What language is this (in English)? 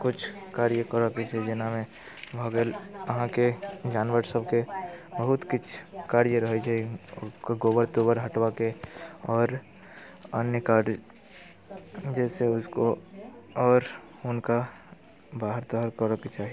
Maithili